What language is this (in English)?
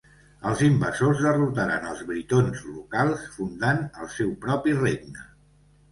Catalan